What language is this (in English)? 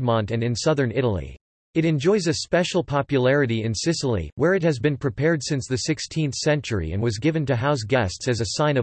English